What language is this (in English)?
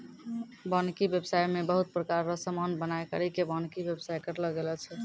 Maithili